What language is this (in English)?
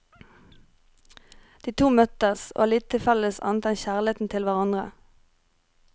Norwegian